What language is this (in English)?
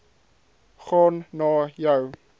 Afrikaans